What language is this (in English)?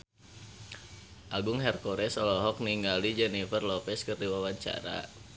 Sundanese